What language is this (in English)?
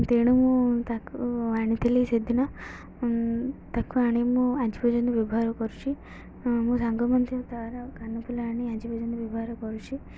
Odia